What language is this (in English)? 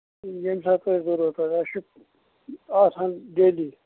Kashmiri